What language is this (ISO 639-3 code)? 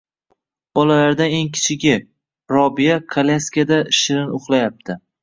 uzb